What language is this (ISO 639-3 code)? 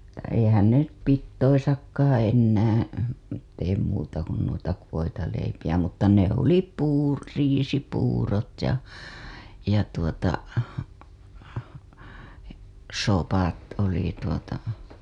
fin